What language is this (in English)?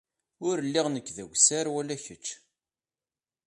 Kabyle